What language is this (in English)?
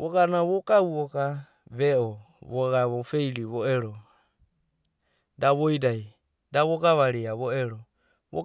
Abadi